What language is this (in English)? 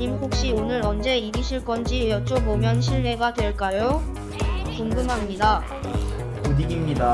Korean